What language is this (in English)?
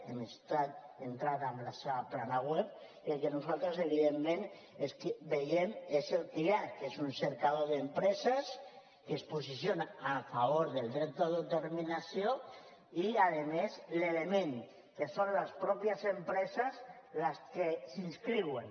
Catalan